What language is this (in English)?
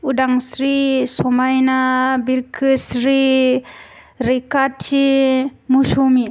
Bodo